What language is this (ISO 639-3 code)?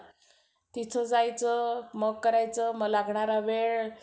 mar